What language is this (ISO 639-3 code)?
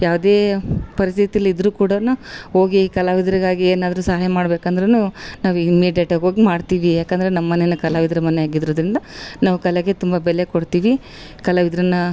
kan